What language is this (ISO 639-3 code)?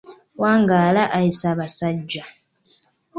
lug